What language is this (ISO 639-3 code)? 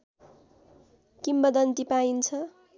nep